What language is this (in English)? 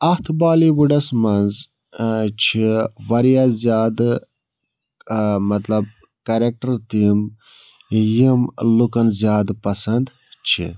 Kashmiri